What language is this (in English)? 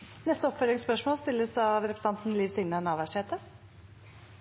Norwegian